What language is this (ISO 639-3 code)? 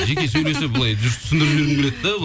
kaz